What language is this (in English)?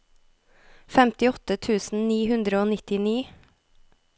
Norwegian